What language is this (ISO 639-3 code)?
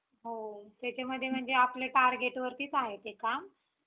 mar